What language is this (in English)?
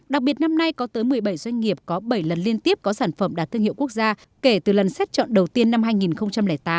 Vietnamese